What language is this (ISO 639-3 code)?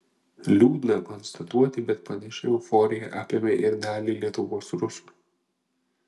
lit